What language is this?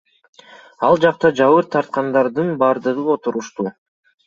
Kyrgyz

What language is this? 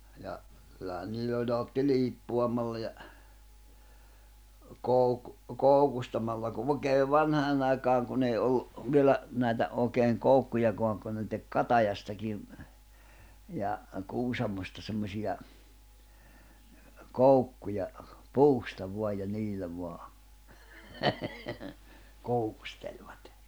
Finnish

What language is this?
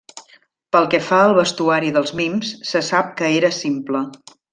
Catalan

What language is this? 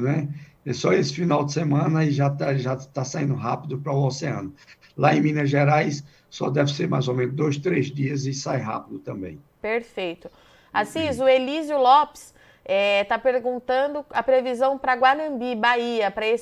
Portuguese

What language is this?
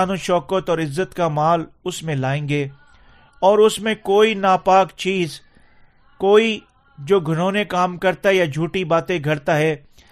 Urdu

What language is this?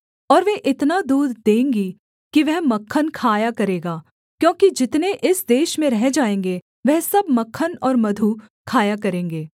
Hindi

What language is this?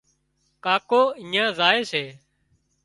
Wadiyara Koli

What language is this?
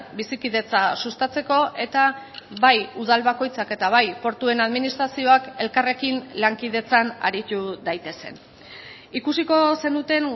Basque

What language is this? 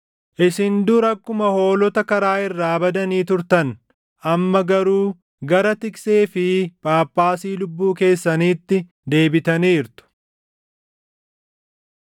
Oromo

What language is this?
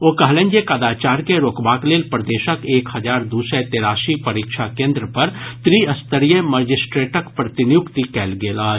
Maithili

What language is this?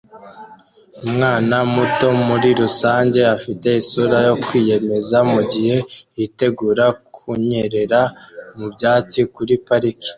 Kinyarwanda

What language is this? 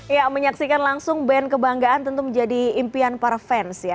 Indonesian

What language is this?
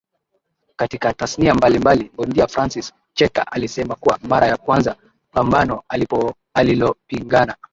Swahili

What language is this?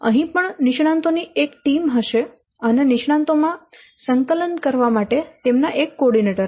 Gujarati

